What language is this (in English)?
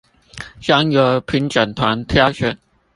Chinese